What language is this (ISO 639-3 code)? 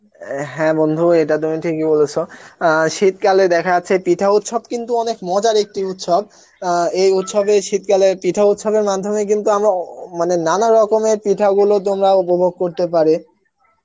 ben